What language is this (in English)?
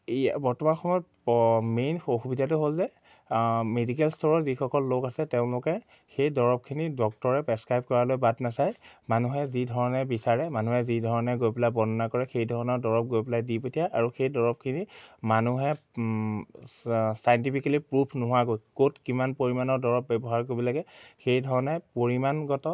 Assamese